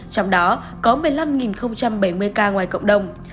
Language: Vietnamese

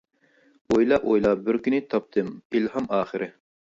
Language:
Uyghur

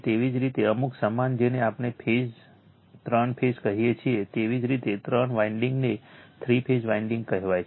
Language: Gujarati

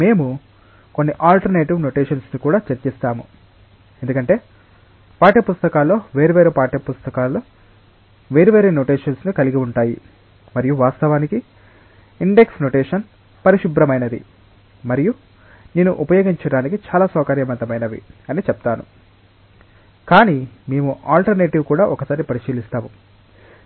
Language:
Telugu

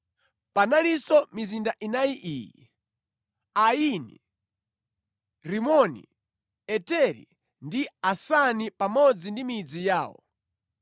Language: Nyanja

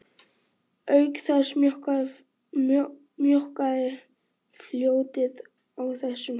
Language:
Icelandic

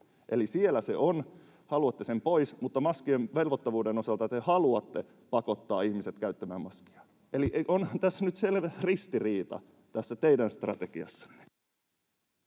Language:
Finnish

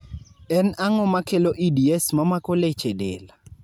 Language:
Luo (Kenya and Tanzania)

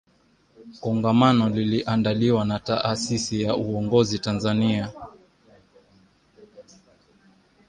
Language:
Swahili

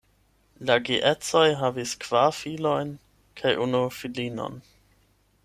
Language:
Esperanto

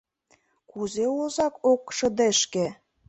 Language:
Mari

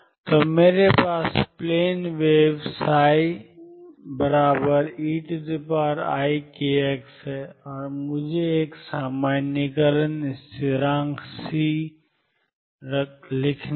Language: Hindi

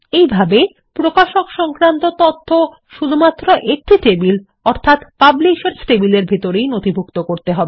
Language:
Bangla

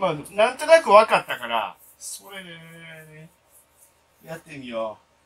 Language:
Japanese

